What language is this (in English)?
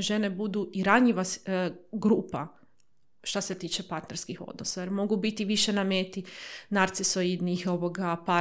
Croatian